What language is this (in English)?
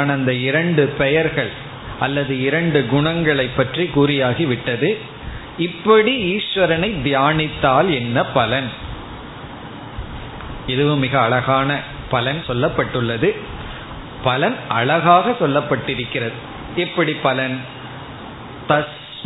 Tamil